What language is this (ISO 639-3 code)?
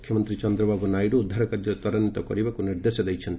ori